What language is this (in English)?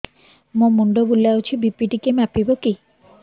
Odia